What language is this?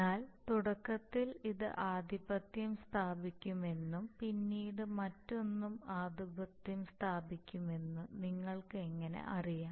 Malayalam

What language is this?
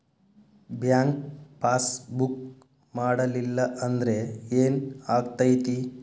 Kannada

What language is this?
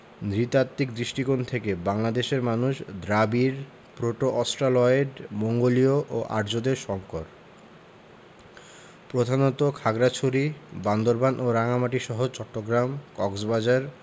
Bangla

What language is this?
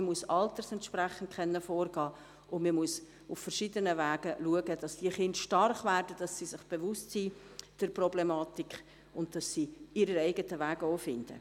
Swiss German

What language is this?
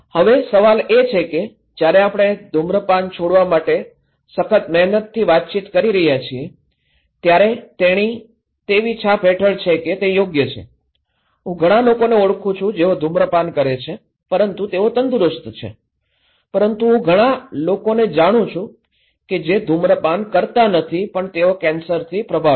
Gujarati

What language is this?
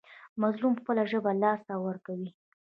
Pashto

